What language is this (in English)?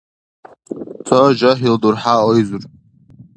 Dargwa